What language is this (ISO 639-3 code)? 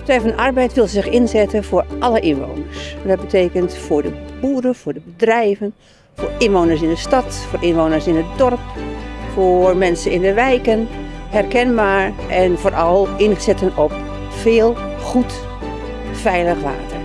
nld